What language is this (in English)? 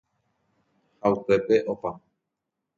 Guarani